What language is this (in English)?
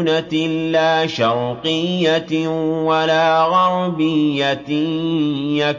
Arabic